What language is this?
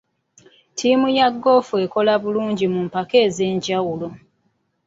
Ganda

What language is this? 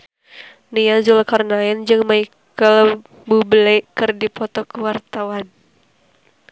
Sundanese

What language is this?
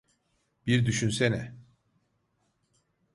Turkish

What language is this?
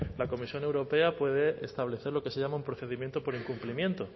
Spanish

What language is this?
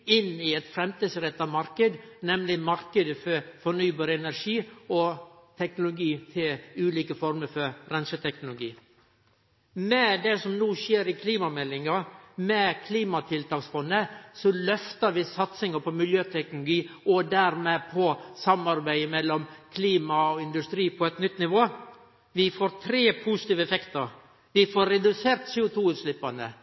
Norwegian Nynorsk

